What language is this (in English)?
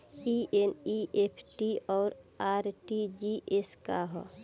Bhojpuri